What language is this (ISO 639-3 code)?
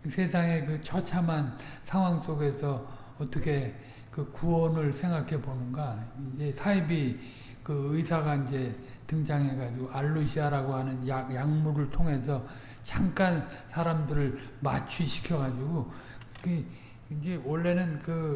kor